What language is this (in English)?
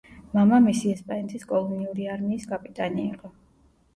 Georgian